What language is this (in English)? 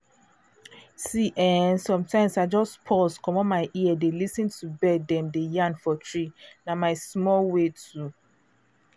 Nigerian Pidgin